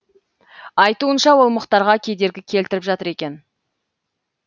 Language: Kazakh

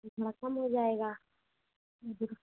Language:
Hindi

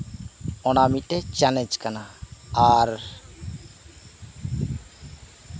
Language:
Santali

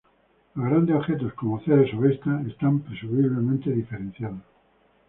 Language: Spanish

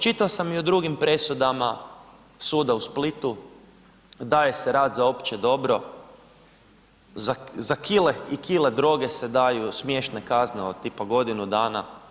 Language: Croatian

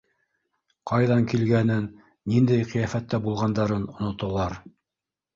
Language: Bashkir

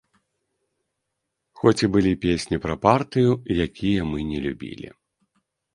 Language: Belarusian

